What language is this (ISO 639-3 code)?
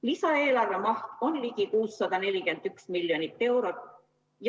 est